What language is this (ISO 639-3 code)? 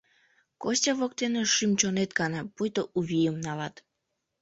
chm